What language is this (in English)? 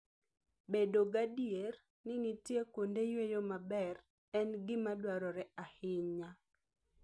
Luo (Kenya and Tanzania)